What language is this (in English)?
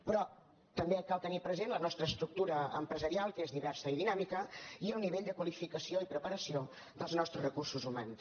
Catalan